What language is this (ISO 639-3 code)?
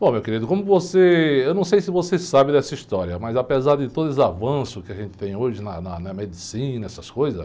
por